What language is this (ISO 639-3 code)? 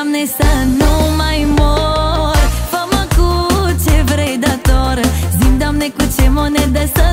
ron